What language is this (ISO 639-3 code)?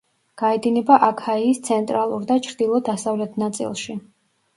kat